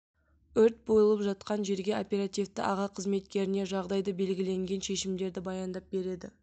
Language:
Kazakh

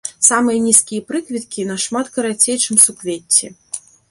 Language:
Belarusian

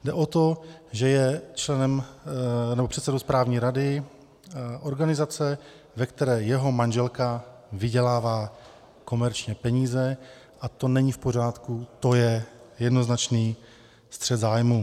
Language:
Czech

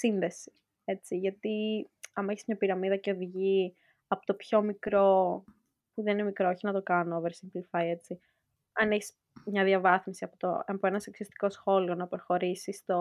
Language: Greek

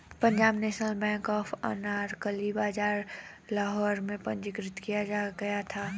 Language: Hindi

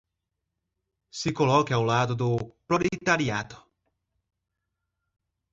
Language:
Portuguese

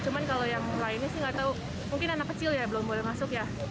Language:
Indonesian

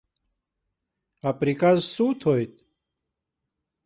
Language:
Abkhazian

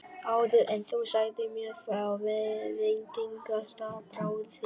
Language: Icelandic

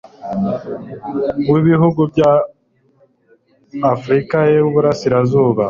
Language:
Kinyarwanda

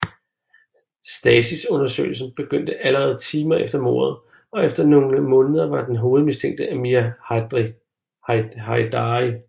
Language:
Danish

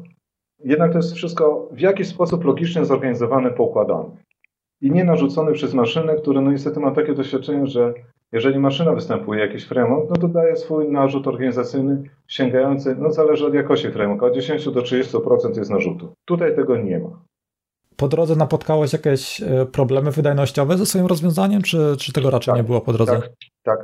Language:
Polish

